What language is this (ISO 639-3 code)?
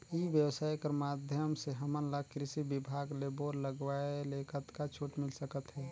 hne